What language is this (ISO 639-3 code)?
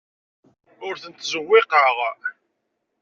kab